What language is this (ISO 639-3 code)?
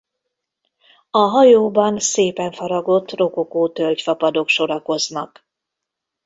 hun